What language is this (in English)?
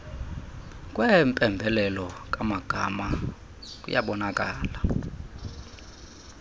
Xhosa